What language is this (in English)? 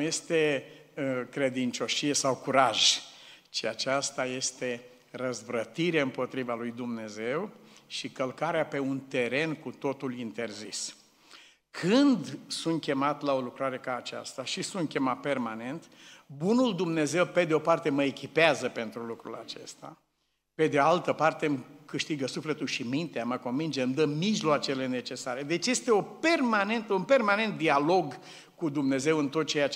Romanian